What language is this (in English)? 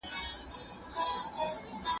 Pashto